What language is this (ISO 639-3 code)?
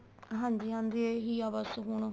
pan